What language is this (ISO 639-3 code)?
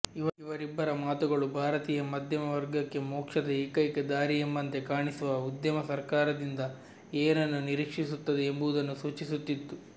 kan